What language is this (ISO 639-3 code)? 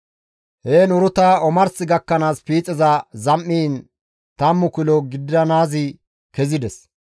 gmv